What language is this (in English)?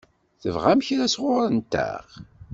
Kabyle